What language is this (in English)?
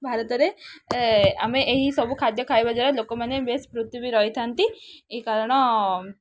Odia